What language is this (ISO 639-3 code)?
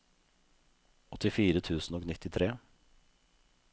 nor